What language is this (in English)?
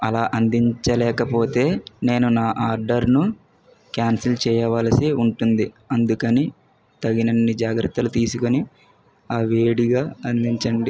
Telugu